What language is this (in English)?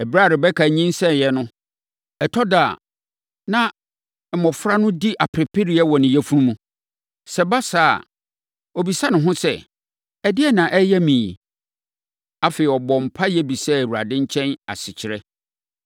Akan